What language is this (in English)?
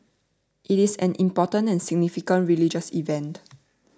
English